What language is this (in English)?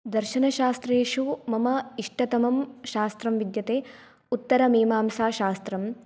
Sanskrit